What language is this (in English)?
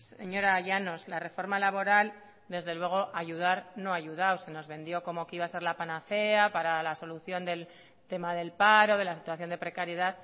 Spanish